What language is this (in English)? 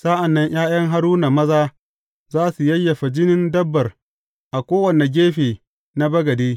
Hausa